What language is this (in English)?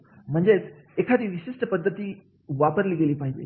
Marathi